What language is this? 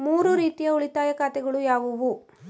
Kannada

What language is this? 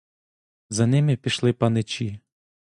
Ukrainian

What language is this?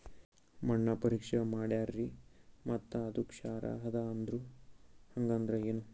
Kannada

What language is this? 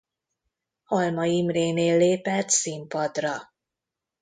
Hungarian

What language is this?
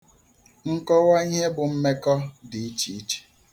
Igbo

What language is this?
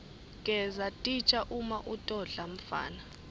Swati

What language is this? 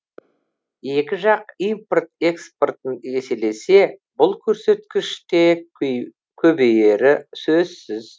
Kazakh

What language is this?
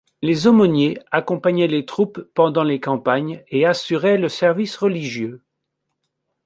French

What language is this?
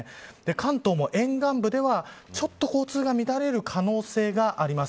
Japanese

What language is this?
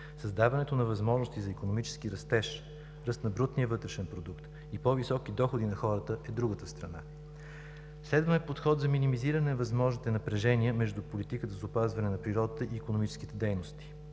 Bulgarian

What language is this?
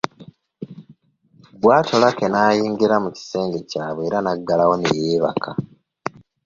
Ganda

